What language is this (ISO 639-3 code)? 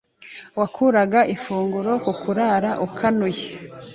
kin